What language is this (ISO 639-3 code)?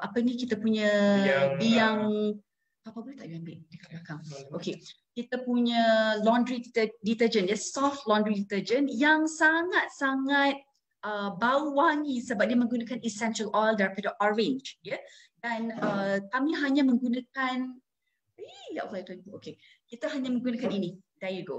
msa